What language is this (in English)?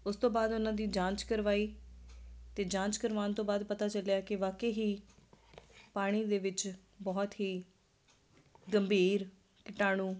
Punjabi